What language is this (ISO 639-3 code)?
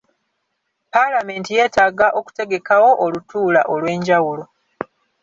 lug